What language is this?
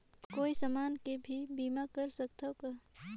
Chhattisgarhi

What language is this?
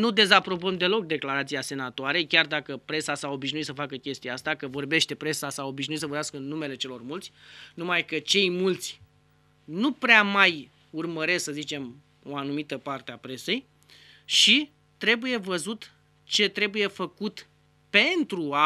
Romanian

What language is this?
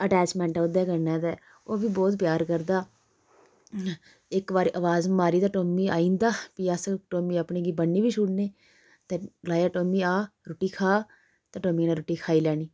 Dogri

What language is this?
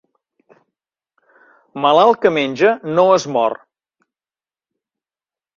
Catalan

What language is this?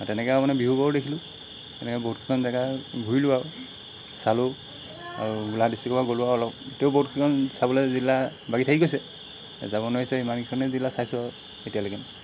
Assamese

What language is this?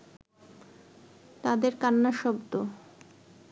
Bangla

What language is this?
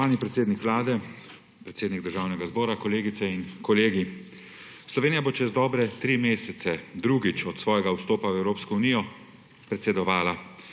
Slovenian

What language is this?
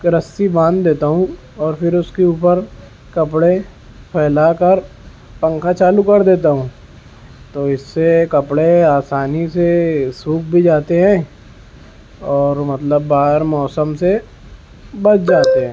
Urdu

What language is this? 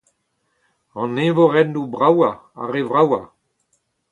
Breton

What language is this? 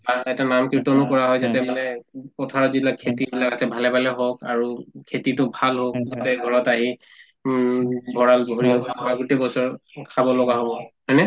Assamese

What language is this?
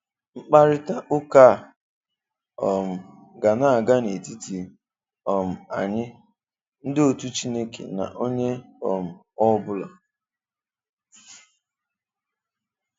Igbo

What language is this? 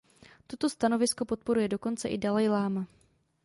Czech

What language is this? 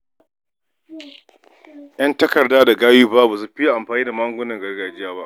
Hausa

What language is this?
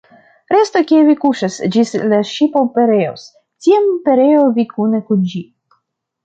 Esperanto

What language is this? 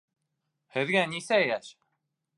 Bashkir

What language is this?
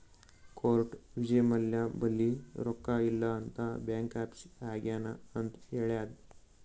Kannada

